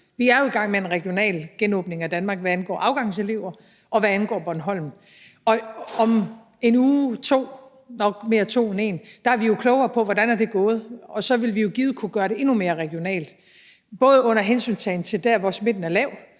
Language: Danish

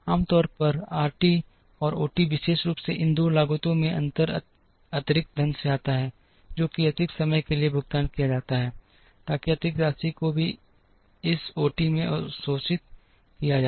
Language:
Hindi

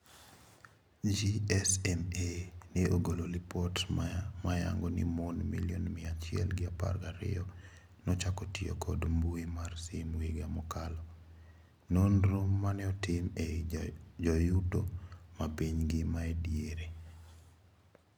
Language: Luo (Kenya and Tanzania)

